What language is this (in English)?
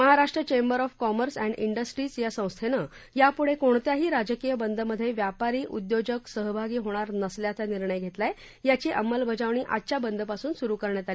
Marathi